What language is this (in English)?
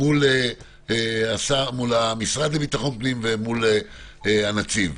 Hebrew